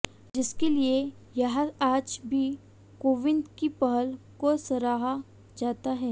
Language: Hindi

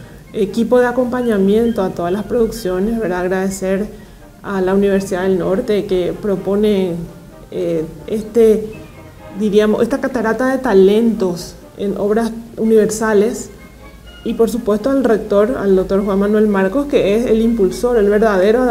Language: Spanish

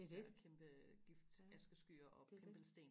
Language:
Danish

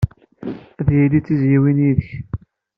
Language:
Kabyle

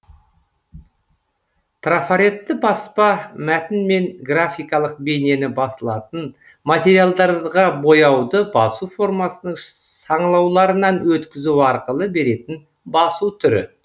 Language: Kazakh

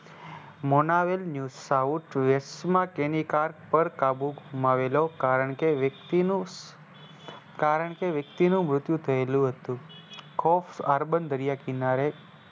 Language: Gujarati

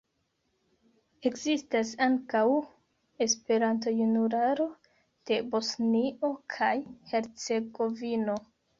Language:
Esperanto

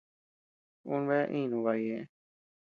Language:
Tepeuxila Cuicatec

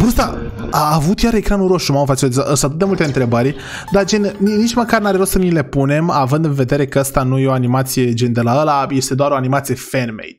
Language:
Romanian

